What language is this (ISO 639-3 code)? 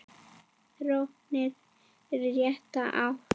isl